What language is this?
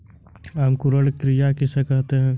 Hindi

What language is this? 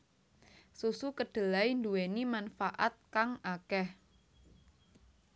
Javanese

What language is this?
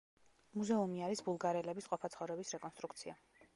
Georgian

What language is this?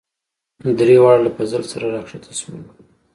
Pashto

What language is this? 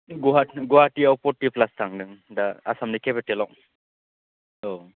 Bodo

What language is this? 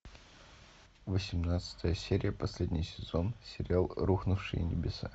Russian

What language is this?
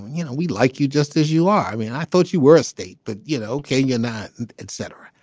English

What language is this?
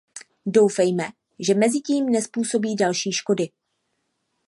Czech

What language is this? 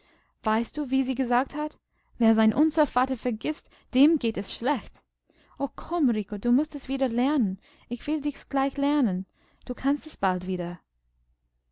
German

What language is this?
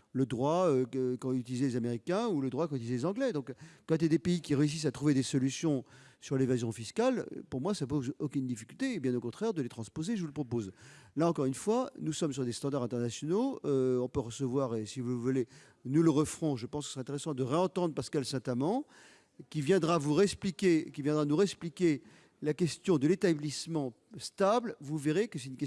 French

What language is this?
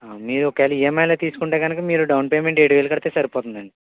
Telugu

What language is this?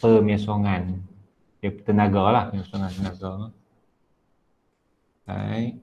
Malay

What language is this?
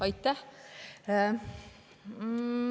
Estonian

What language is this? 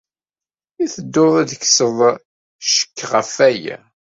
Kabyle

